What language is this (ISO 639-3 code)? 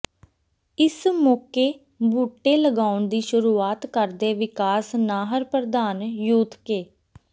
pan